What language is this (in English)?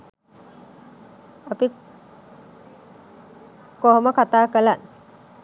Sinhala